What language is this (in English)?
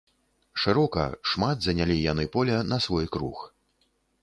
Belarusian